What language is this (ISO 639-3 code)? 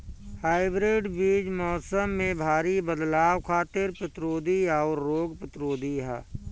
bho